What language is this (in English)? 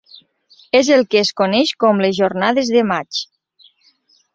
Catalan